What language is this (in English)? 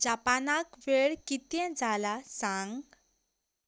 Konkani